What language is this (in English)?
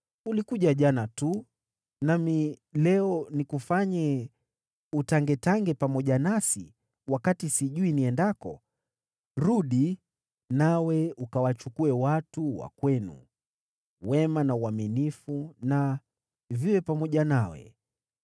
Swahili